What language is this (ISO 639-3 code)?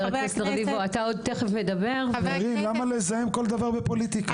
heb